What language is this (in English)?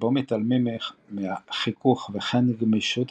Hebrew